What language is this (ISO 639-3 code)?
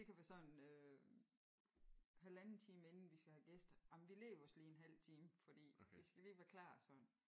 dan